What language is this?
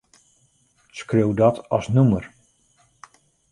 Western Frisian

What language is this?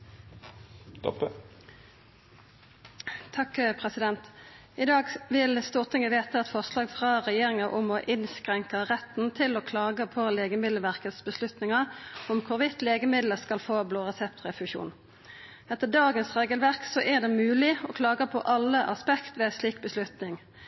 Norwegian Nynorsk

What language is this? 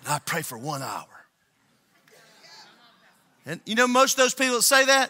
English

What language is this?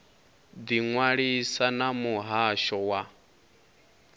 Venda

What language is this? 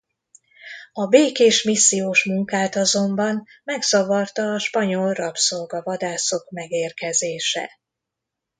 Hungarian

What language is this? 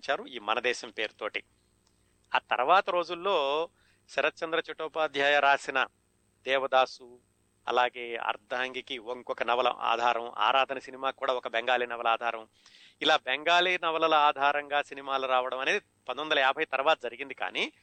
Telugu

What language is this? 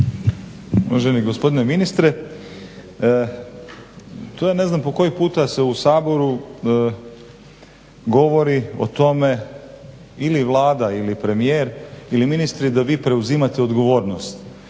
Croatian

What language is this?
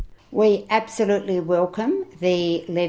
Indonesian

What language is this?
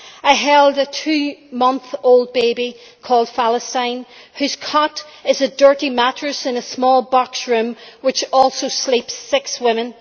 English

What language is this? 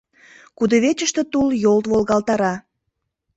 Mari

